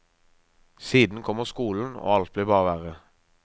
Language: Norwegian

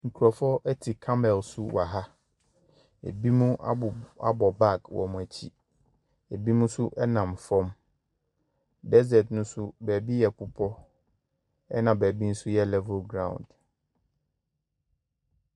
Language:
Akan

